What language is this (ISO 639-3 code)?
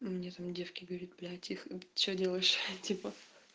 rus